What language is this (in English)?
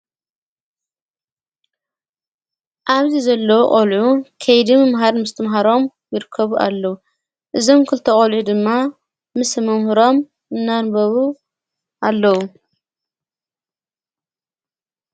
Tigrinya